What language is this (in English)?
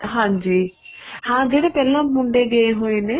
Punjabi